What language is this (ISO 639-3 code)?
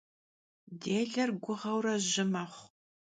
kbd